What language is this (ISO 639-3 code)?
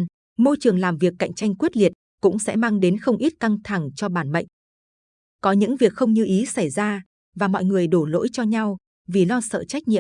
vie